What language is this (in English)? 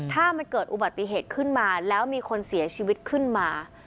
Thai